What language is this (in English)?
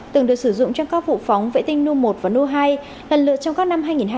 Vietnamese